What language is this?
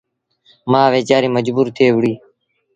Sindhi Bhil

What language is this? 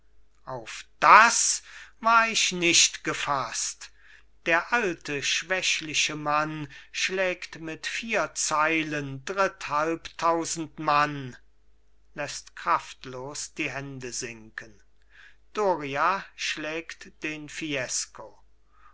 German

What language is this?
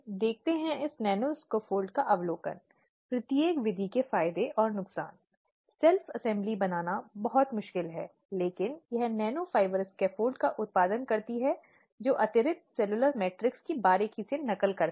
Hindi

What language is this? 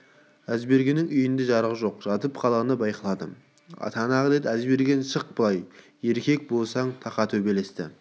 Kazakh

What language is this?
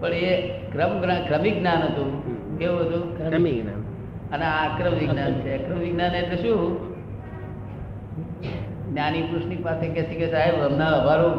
Gujarati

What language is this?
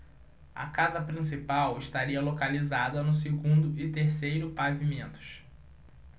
Portuguese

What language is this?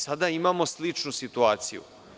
Serbian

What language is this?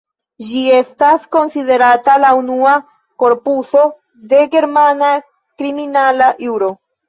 Esperanto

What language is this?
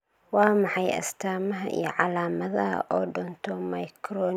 Somali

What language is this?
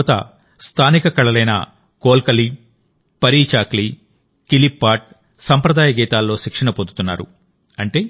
Telugu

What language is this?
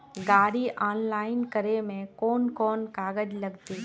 Magahi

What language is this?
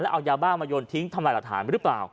Thai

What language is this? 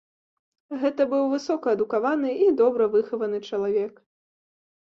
Belarusian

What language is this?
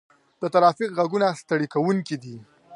Pashto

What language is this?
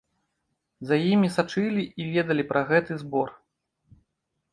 Belarusian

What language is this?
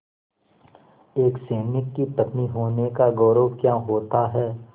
Hindi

